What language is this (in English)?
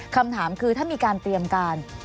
Thai